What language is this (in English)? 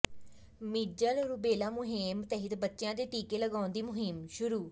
Punjabi